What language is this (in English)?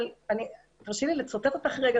Hebrew